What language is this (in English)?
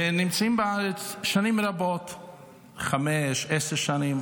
Hebrew